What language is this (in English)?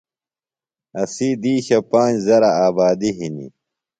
Phalura